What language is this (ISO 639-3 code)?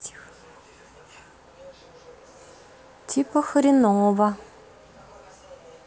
rus